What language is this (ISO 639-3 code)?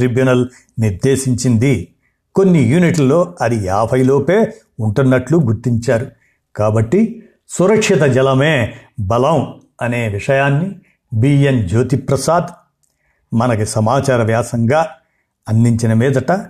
tel